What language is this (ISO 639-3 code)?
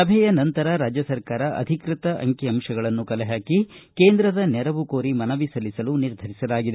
kan